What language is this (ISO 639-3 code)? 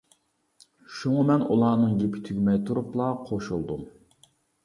uig